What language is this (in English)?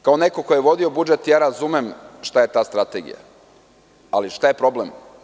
Serbian